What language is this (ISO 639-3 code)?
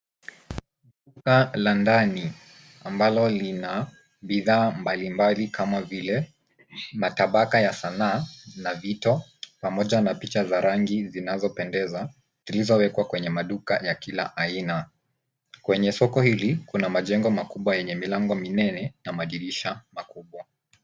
swa